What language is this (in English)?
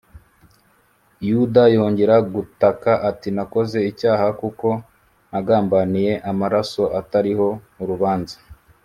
Kinyarwanda